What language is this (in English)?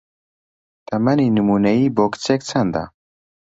Central Kurdish